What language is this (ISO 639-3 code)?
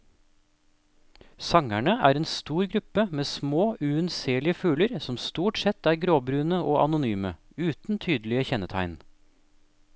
nor